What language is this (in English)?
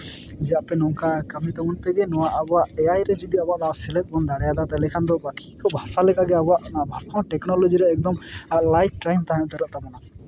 Santali